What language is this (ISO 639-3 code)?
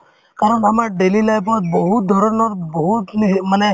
asm